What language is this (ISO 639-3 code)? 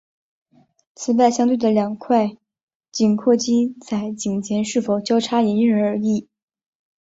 zho